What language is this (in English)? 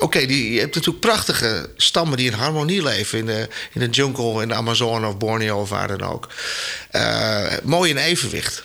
Dutch